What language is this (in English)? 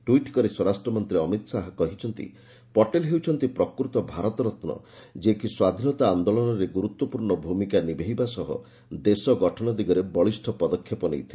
Odia